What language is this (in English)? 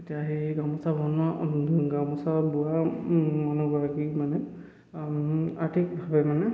Assamese